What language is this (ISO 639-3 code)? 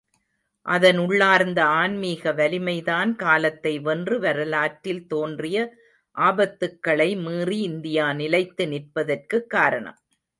tam